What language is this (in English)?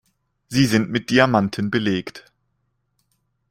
German